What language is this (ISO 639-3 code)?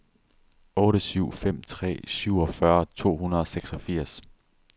dan